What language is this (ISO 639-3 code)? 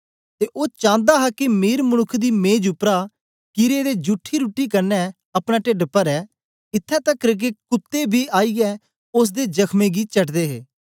doi